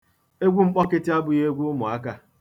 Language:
Igbo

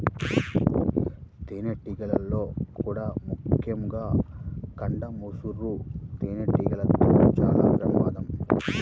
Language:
Telugu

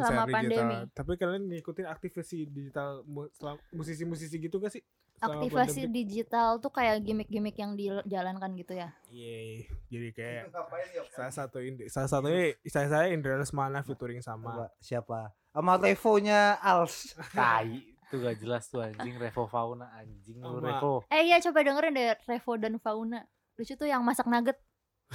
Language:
Indonesian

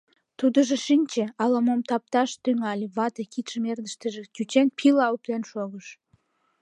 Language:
Mari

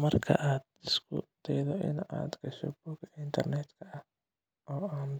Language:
Somali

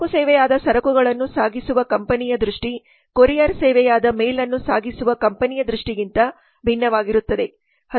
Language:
Kannada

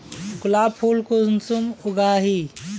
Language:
Magahi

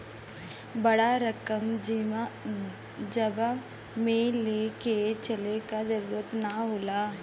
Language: Bhojpuri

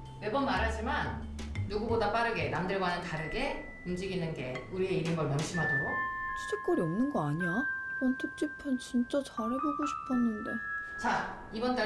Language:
Korean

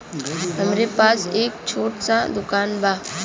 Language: Bhojpuri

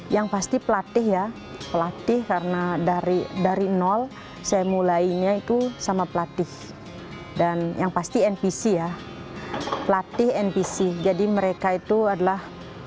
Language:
Indonesian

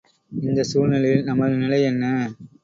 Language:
Tamil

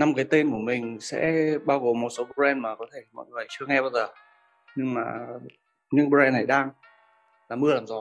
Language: Vietnamese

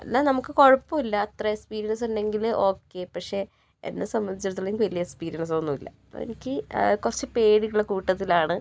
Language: Malayalam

